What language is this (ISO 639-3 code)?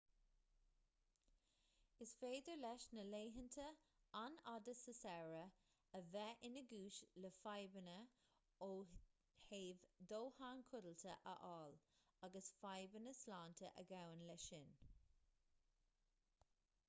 gle